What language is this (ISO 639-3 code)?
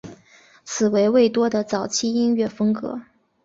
zho